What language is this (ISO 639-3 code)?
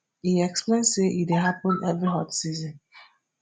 pcm